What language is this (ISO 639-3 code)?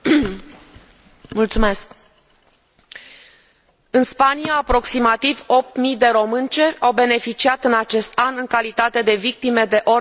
ron